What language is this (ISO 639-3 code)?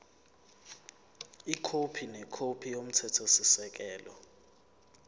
zul